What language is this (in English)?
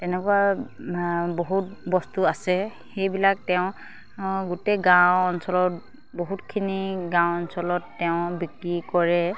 Assamese